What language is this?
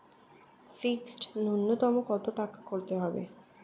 Bangla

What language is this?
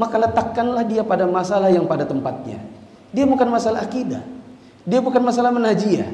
Indonesian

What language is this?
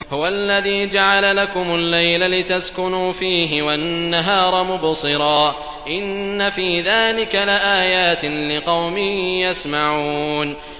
Arabic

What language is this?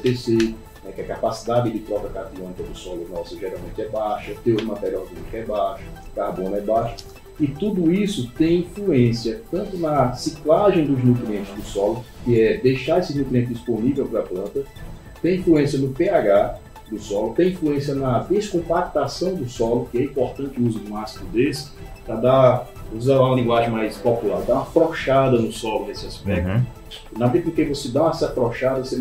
Portuguese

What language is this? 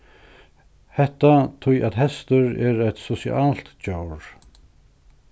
Faroese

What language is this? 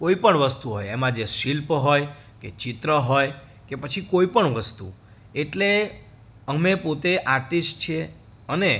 Gujarati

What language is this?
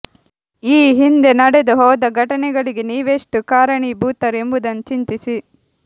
Kannada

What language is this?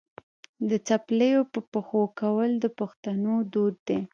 Pashto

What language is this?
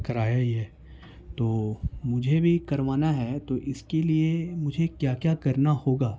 Urdu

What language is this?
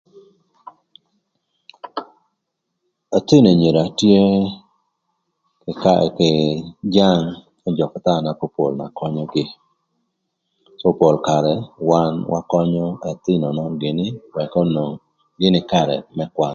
Thur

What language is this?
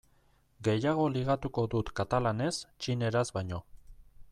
Basque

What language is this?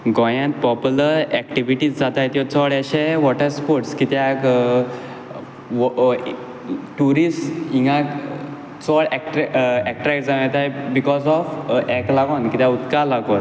Konkani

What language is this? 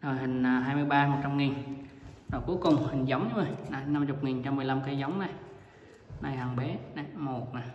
Vietnamese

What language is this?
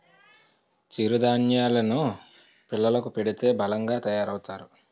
Telugu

